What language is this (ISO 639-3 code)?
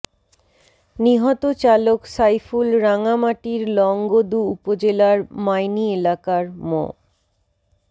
ben